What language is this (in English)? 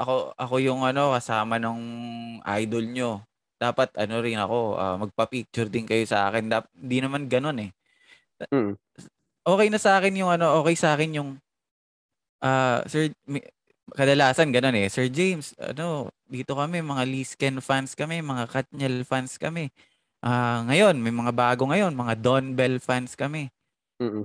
Filipino